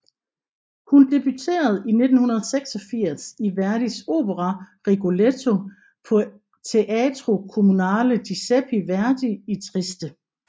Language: Danish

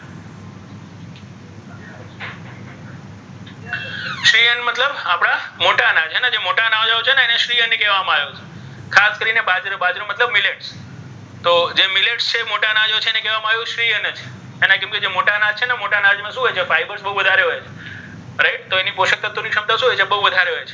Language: Gujarati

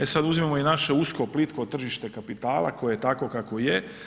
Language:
Croatian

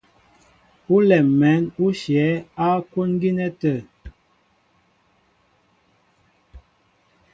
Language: Mbo (Cameroon)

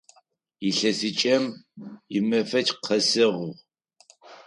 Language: Adyghe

